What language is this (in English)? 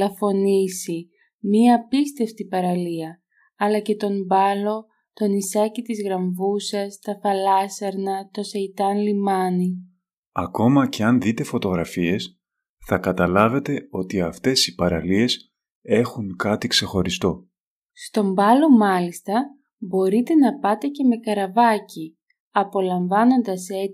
Greek